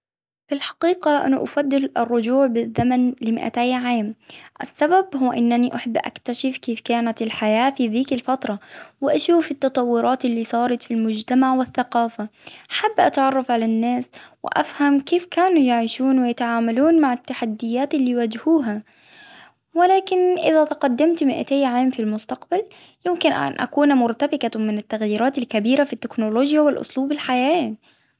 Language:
Hijazi Arabic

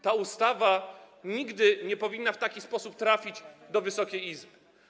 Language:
Polish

